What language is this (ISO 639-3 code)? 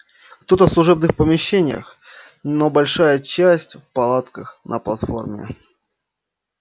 rus